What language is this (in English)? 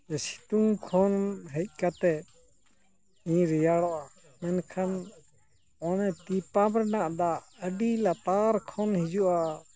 Santali